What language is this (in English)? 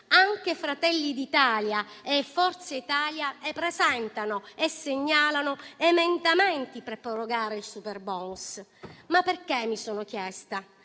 Italian